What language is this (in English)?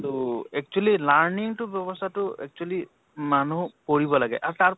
Assamese